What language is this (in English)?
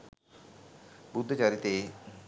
Sinhala